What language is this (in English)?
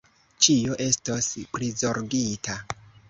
Esperanto